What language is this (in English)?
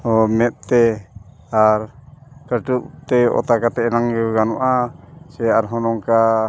Santali